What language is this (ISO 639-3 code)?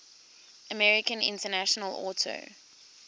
eng